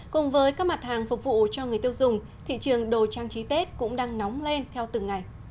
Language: Vietnamese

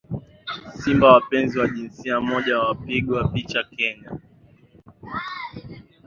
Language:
Swahili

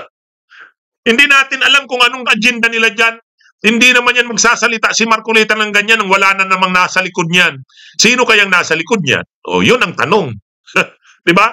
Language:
Filipino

